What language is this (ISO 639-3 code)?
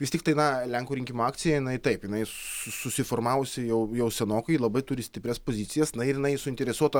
lit